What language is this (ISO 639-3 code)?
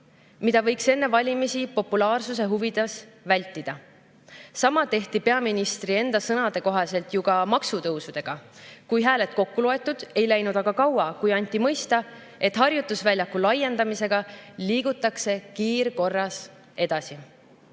est